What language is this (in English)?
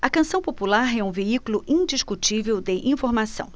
Portuguese